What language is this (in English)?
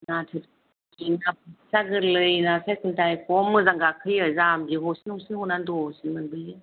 Bodo